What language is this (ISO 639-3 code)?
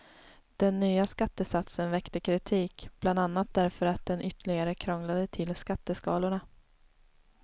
swe